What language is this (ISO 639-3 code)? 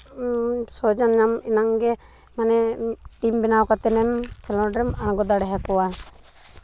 sat